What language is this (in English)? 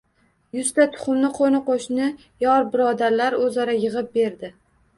Uzbek